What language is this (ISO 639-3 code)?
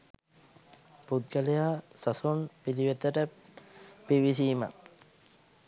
sin